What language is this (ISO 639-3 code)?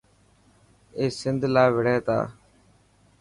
mki